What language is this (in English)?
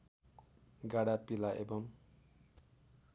Nepali